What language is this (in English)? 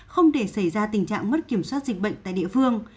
Vietnamese